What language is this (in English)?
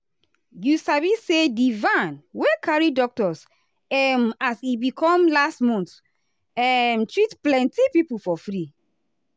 Nigerian Pidgin